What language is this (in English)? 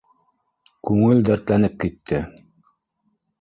Bashkir